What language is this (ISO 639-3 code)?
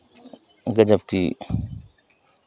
hin